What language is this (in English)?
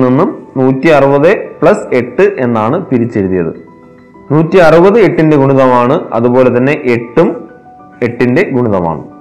Malayalam